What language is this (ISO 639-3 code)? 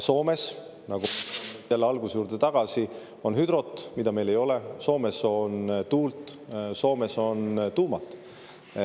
est